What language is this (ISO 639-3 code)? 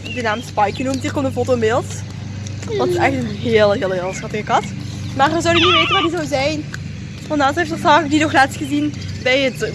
nld